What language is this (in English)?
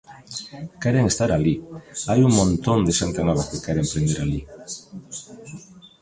Galician